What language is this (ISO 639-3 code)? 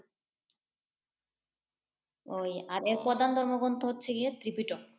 ben